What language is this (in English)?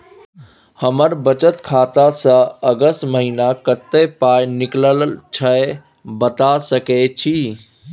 Maithili